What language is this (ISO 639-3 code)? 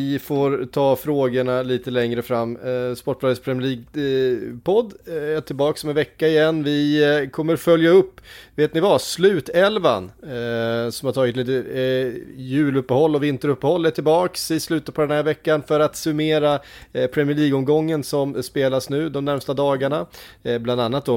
swe